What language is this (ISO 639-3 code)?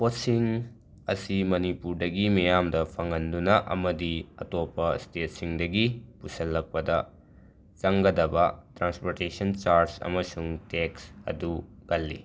mni